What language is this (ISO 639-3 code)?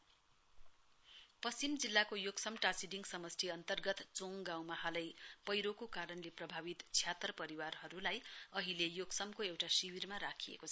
nep